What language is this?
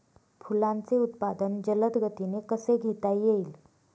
Marathi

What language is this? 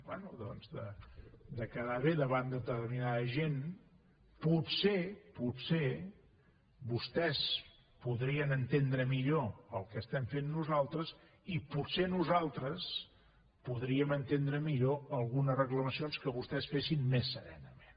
Catalan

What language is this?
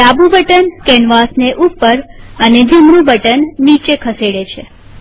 Gujarati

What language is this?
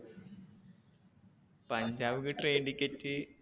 Malayalam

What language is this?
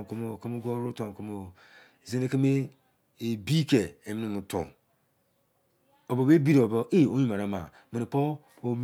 Izon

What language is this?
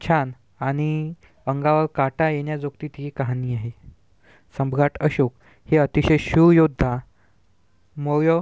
Marathi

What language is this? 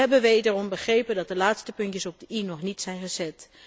Dutch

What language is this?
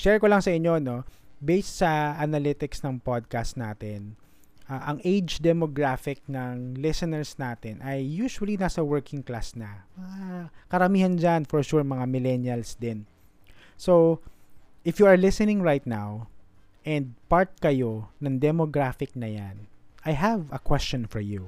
Filipino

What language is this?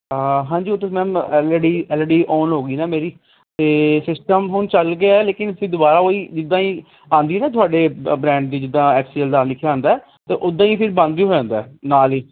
Punjabi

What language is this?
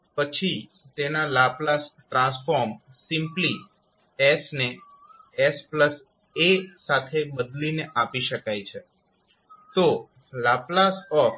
Gujarati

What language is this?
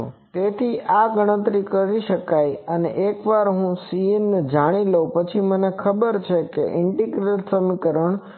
Gujarati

